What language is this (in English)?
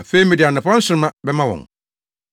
Akan